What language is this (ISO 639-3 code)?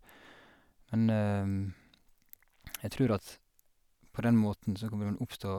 nor